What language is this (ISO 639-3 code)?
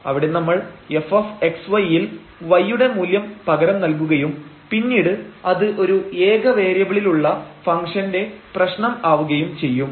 mal